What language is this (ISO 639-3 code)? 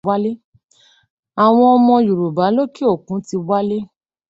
yor